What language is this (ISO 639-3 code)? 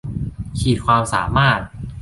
tha